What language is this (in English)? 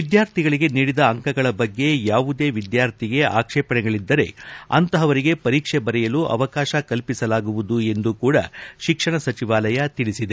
Kannada